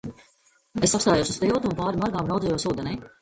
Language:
Latvian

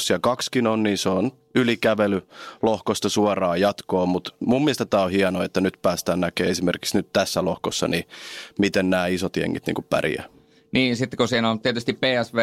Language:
Finnish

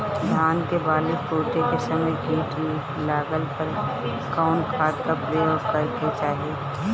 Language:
Bhojpuri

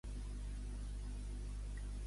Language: Catalan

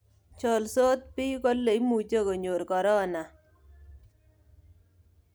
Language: Kalenjin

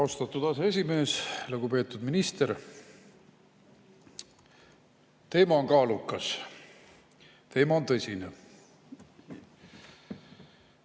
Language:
Estonian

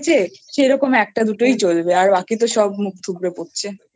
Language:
Bangla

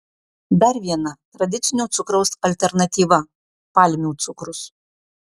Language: Lithuanian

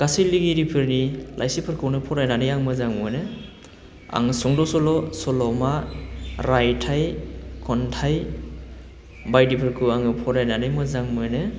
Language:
Bodo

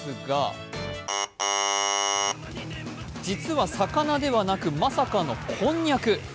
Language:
Japanese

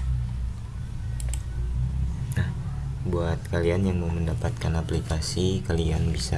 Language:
Indonesian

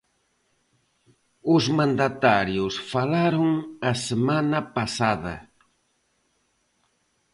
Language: Galician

